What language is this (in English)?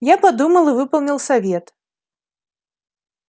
Russian